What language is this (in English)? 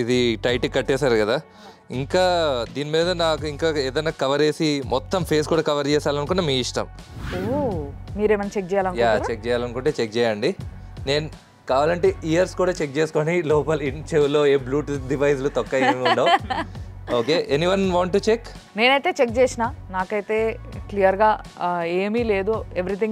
Telugu